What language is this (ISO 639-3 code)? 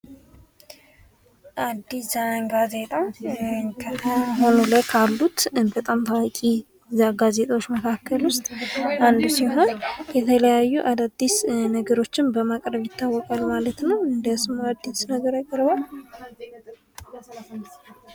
amh